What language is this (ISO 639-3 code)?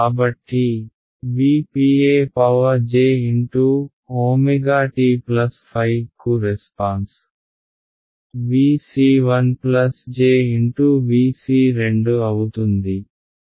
tel